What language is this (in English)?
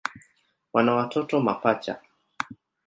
Swahili